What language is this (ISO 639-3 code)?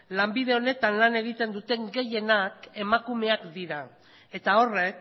eus